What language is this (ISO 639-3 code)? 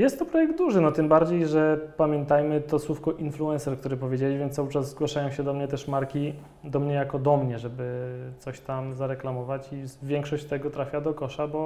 pol